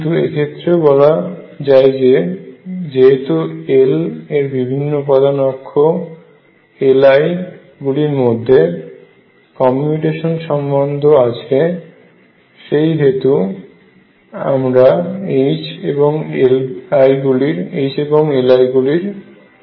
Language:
Bangla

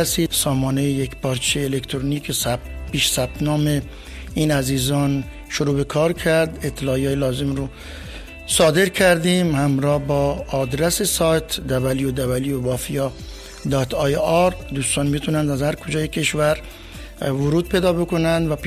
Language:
Persian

